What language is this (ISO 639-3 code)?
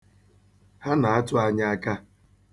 ibo